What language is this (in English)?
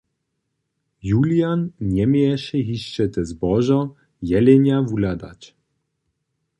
Upper Sorbian